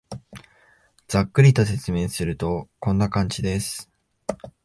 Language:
Japanese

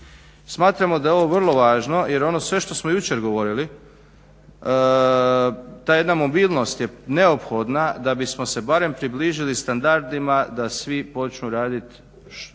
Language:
Croatian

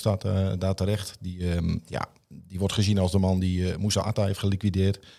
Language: Dutch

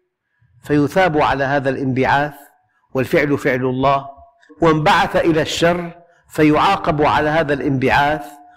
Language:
Arabic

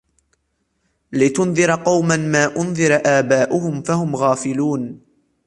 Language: Arabic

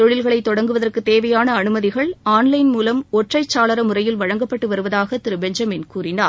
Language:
Tamil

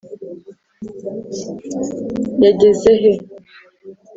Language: Kinyarwanda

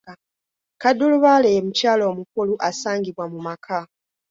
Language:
Ganda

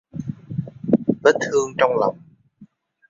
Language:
Vietnamese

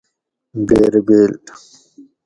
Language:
Gawri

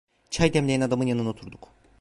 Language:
Turkish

